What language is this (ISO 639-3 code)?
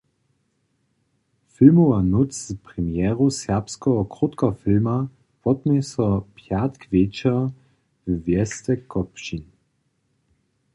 hsb